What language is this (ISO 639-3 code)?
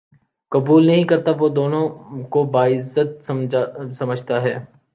urd